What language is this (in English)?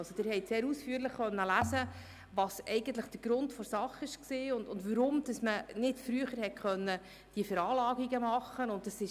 Swiss German